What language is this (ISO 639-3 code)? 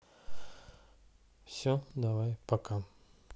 rus